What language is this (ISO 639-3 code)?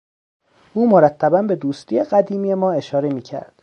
fas